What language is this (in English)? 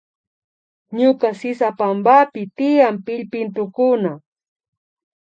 Imbabura Highland Quichua